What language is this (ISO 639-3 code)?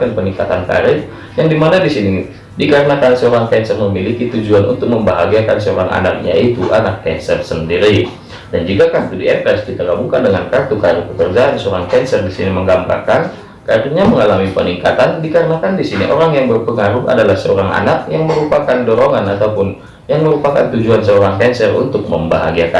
ind